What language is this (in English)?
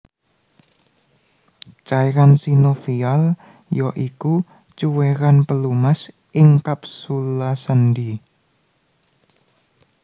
Javanese